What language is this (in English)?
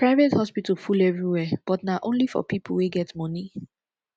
Nigerian Pidgin